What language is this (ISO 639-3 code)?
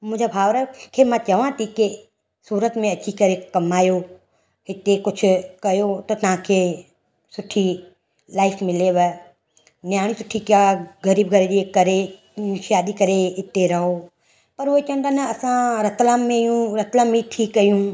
snd